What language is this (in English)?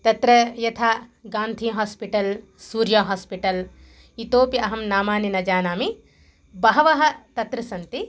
Sanskrit